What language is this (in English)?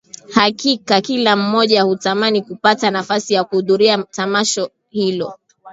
Swahili